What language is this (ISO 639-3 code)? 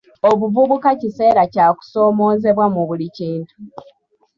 lug